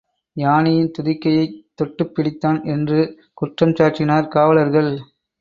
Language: Tamil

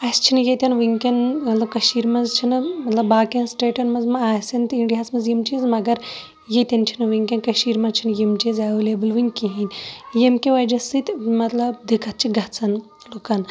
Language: Kashmiri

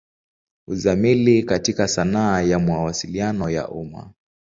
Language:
Swahili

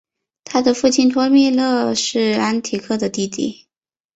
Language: Chinese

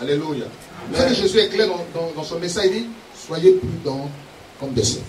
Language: French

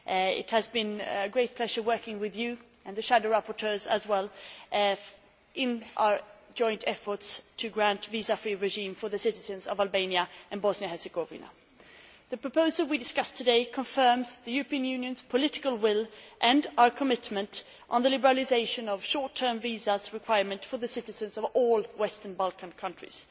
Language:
English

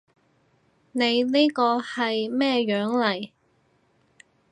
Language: Cantonese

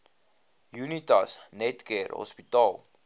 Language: Afrikaans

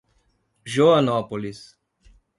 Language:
Portuguese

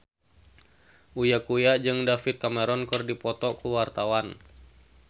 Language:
Sundanese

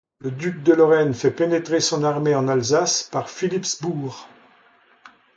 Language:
French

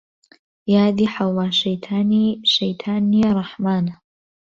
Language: Central Kurdish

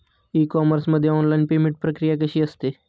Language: Marathi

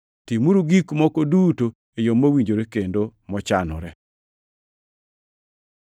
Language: Luo (Kenya and Tanzania)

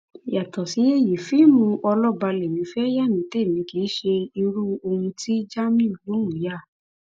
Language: Yoruba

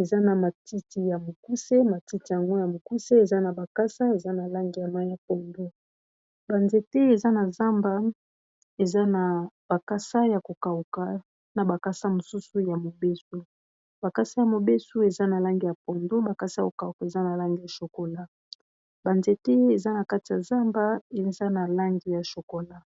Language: Lingala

